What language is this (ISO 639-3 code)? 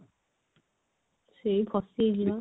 ori